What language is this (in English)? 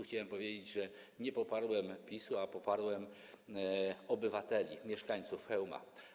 Polish